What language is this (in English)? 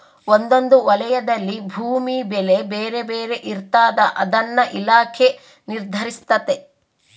Kannada